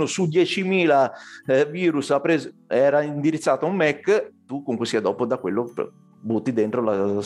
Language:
Italian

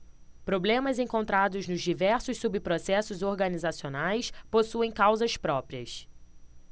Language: Portuguese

